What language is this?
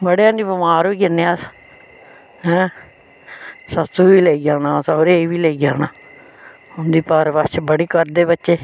Dogri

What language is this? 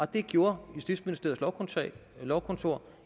Danish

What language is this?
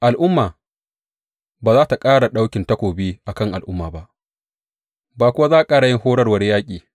Hausa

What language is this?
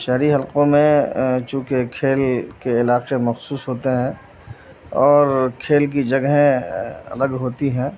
Urdu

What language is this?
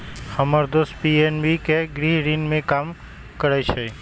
Magahi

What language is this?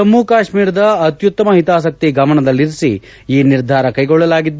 Kannada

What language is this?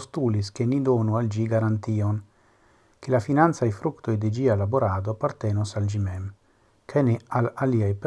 Italian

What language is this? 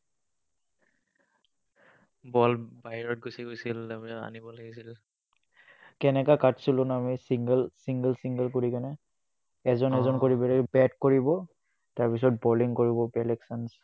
Assamese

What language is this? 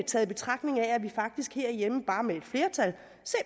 Danish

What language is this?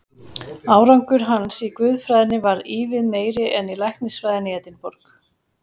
Icelandic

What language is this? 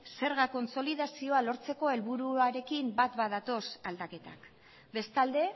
Basque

